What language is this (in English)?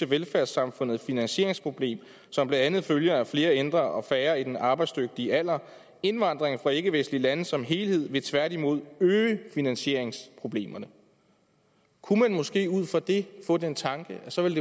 Danish